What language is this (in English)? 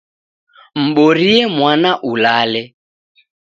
Taita